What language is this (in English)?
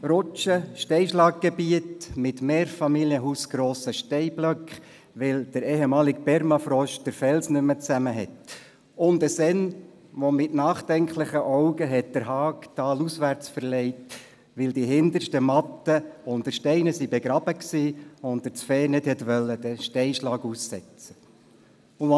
Swiss German